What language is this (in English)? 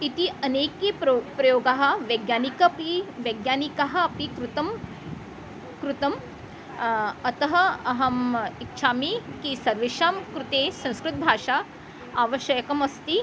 Sanskrit